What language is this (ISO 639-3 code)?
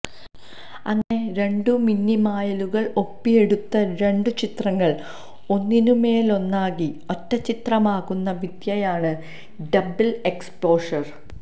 mal